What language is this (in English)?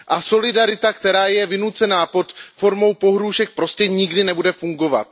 Czech